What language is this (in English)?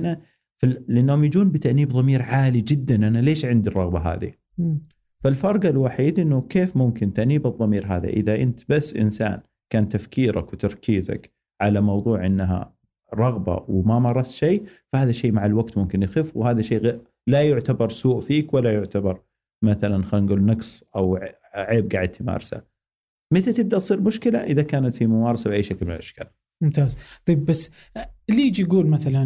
Arabic